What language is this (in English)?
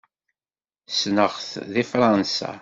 Kabyle